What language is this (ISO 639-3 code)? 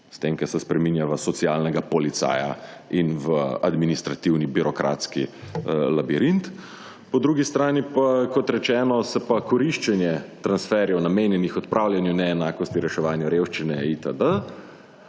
slv